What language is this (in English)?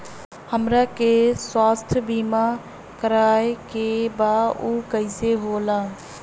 Bhojpuri